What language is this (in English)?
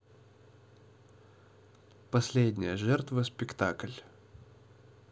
Russian